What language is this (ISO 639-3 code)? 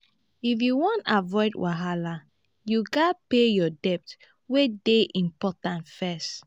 pcm